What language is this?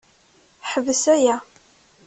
Kabyle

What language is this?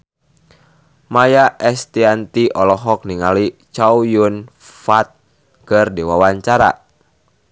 Sundanese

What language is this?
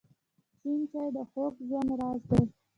Pashto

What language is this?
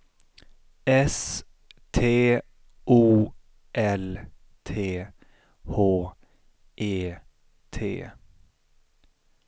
Swedish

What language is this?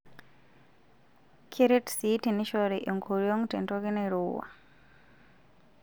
Masai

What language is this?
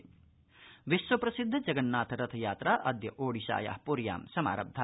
Sanskrit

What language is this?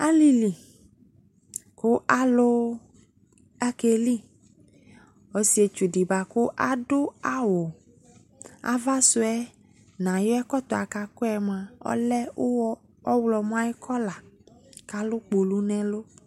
Ikposo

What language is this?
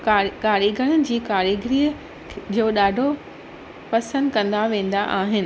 Sindhi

